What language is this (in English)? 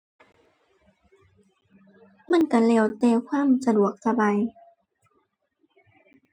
Thai